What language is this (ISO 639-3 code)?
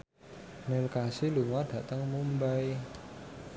jav